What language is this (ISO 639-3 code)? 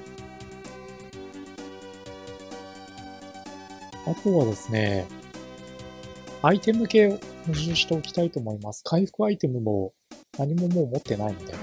jpn